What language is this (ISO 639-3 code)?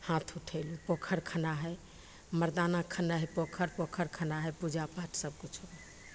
mai